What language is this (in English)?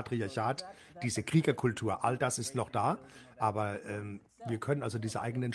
German